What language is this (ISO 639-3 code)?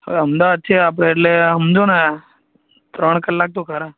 guj